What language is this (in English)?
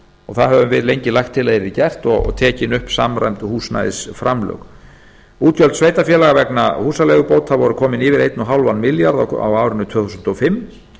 Icelandic